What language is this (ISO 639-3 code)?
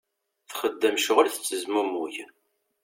kab